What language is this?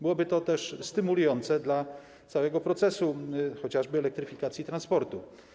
Polish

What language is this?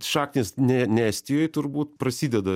Lithuanian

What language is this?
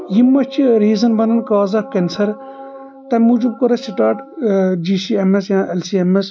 Kashmiri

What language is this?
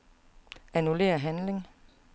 Danish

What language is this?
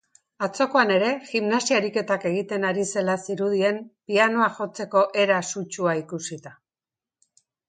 Basque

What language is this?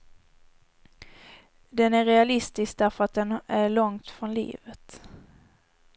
Swedish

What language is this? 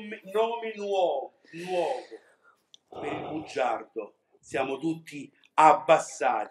Italian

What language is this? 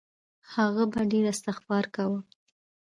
Pashto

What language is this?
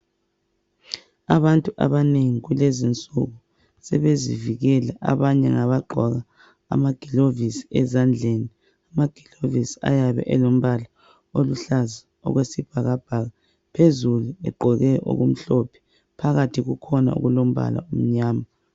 North Ndebele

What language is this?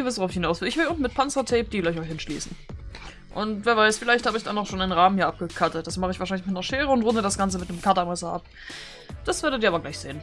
German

